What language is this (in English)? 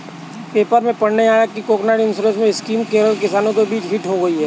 Hindi